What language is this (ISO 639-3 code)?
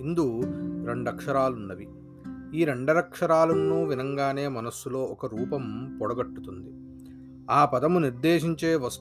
tel